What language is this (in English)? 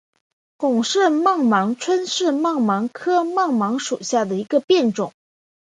Chinese